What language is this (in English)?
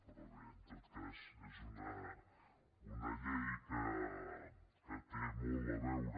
Catalan